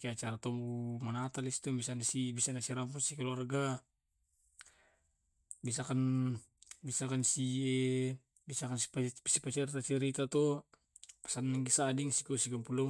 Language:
Tae'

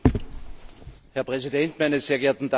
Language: German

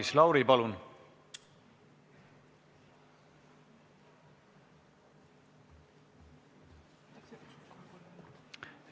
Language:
Estonian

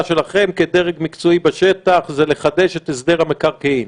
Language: Hebrew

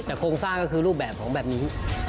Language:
Thai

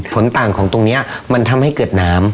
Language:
Thai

